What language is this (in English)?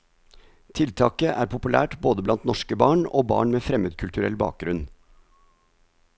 Norwegian